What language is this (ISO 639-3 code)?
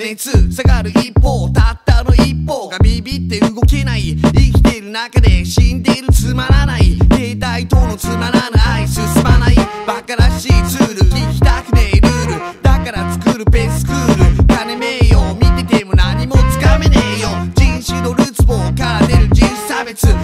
jpn